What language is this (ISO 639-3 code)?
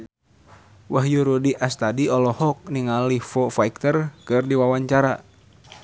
sun